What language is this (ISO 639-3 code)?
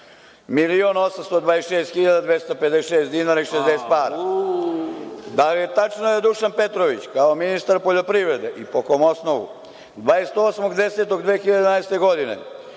srp